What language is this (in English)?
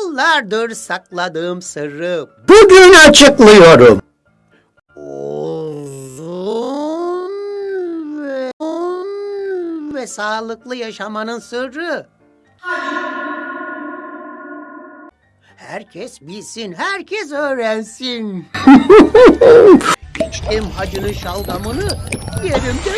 Turkish